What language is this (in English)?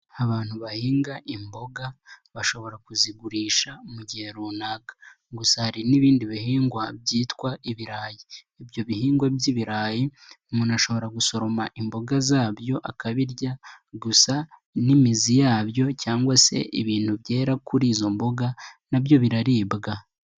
Kinyarwanda